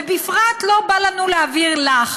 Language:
Hebrew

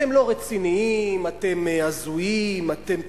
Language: Hebrew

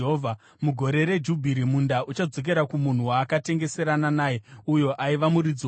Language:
Shona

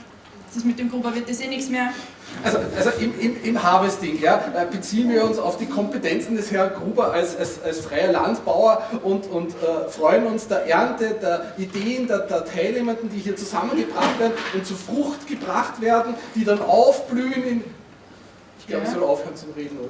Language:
German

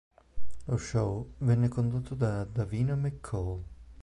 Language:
Italian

